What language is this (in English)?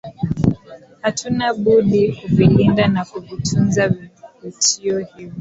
Swahili